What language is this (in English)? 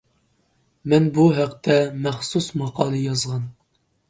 Uyghur